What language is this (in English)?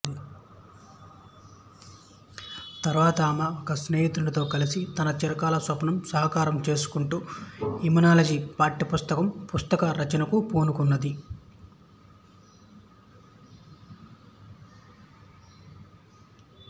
Telugu